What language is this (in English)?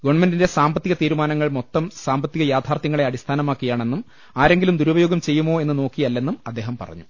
Malayalam